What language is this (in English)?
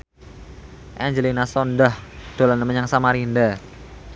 Javanese